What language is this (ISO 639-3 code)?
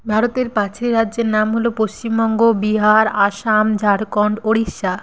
ben